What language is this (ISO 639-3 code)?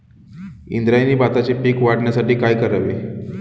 mar